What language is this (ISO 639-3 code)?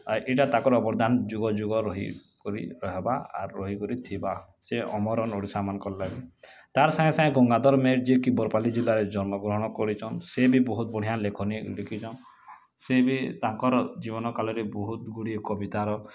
ori